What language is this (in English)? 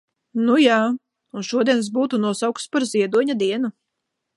Latvian